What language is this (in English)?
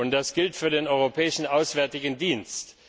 German